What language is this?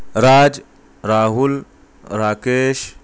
Urdu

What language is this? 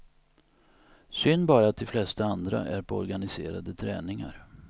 Swedish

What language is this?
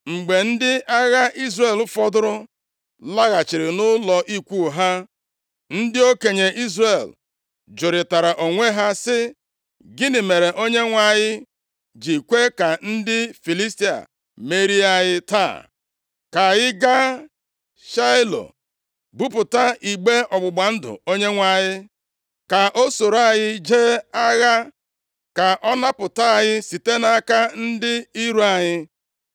Igbo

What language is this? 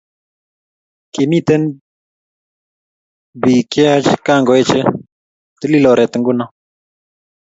Kalenjin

